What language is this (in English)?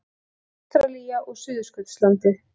Icelandic